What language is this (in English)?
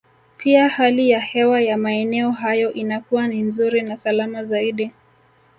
Swahili